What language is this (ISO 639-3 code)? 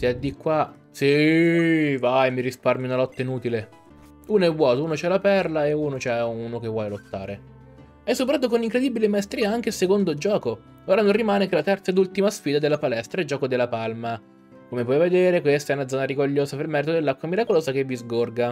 ita